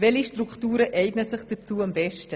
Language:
Swiss German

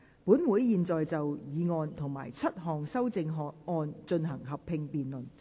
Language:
Cantonese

